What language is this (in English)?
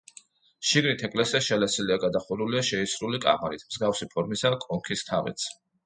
Georgian